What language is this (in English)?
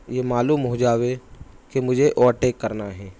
Urdu